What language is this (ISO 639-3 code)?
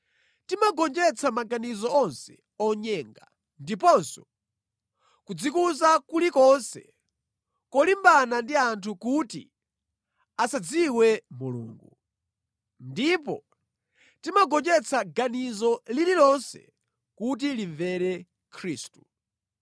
nya